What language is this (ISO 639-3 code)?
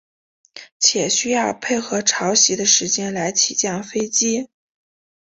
zho